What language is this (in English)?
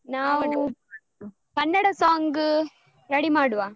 Kannada